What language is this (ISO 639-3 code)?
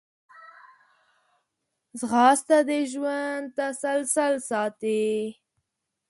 pus